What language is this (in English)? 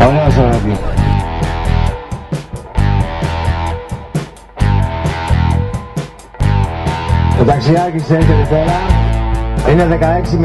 Greek